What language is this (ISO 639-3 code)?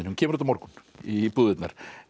isl